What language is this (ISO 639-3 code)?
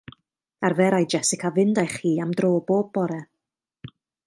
cym